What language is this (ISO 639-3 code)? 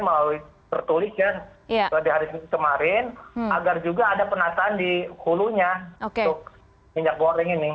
ind